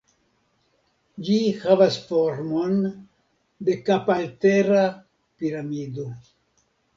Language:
Esperanto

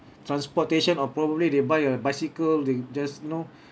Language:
English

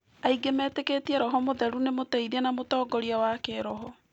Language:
Kikuyu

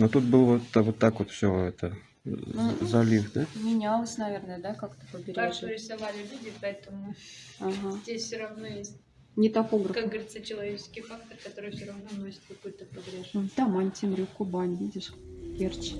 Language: Russian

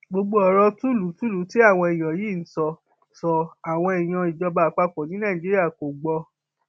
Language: Yoruba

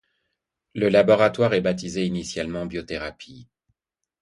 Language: French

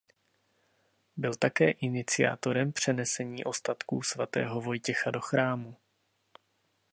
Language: Czech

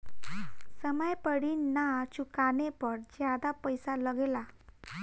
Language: Bhojpuri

